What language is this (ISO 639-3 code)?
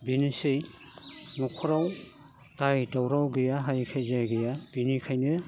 brx